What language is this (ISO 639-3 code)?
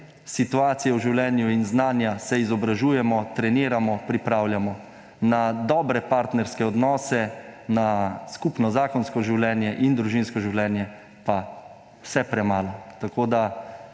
slv